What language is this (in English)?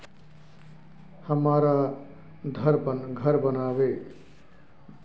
Maithili